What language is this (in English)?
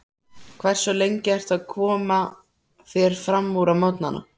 Icelandic